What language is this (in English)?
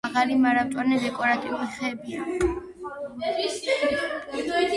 Georgian